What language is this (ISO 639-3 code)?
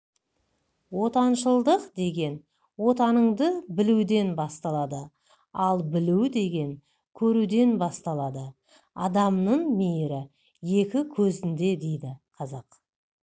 kaz